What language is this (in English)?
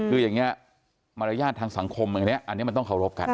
Thai